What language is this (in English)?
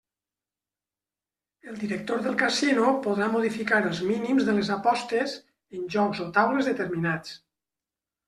Catalan